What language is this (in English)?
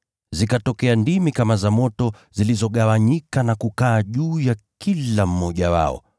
Swahili